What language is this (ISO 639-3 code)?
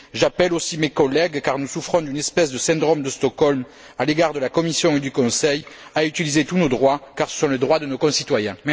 fra